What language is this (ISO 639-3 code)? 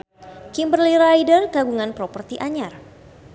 sun